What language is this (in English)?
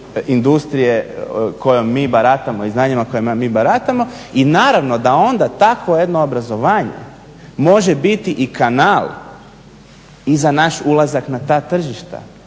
Croatian